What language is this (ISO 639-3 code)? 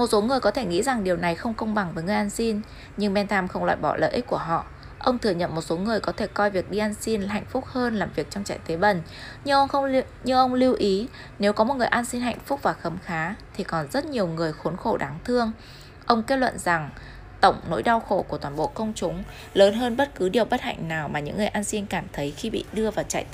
vie